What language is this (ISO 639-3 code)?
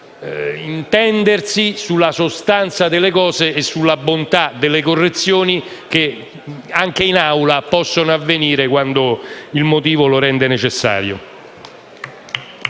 ita